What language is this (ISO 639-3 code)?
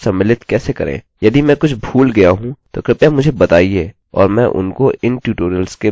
hin